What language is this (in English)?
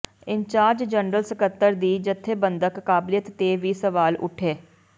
Punjabi